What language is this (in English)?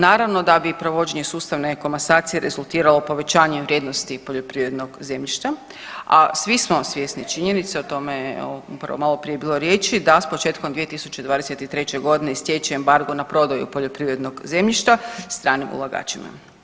Croatian